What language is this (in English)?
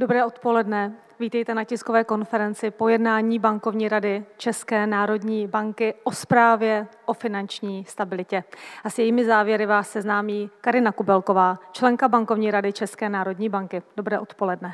Czech